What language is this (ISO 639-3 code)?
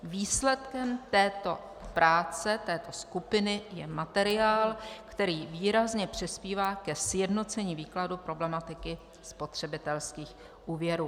ces